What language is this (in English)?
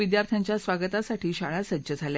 Marathi